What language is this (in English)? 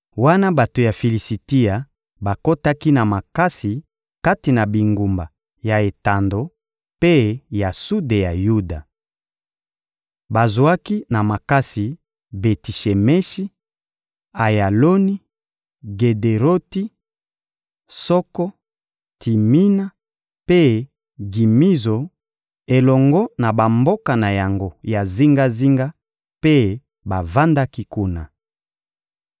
Lingala